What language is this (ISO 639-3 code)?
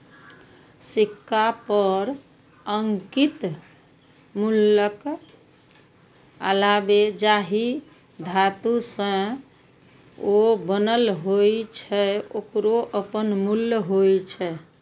mai